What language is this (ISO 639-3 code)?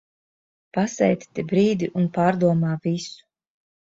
lav